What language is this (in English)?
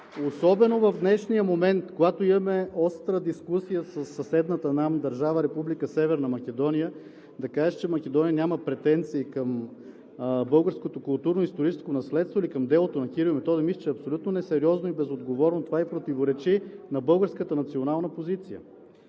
Bulgarian